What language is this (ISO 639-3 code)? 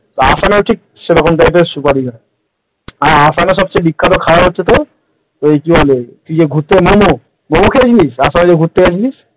ben